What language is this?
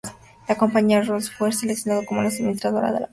Spanish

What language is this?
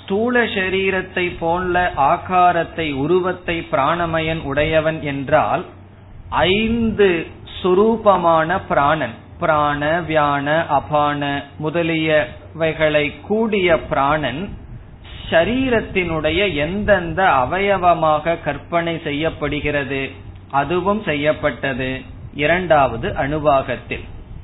Tamil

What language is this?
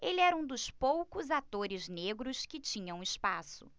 Portuguese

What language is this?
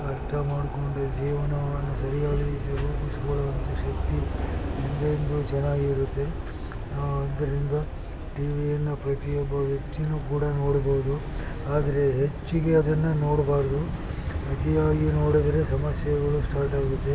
Kannada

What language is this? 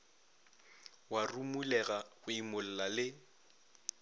Northern Sotho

